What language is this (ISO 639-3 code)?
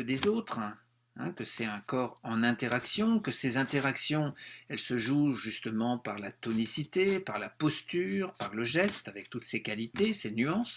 fra